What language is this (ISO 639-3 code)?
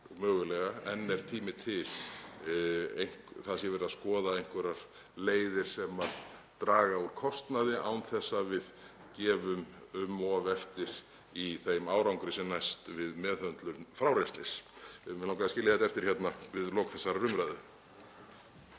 isl